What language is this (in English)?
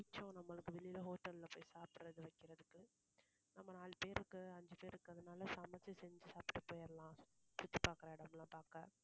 Tamil